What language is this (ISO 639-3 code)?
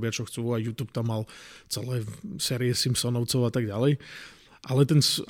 slk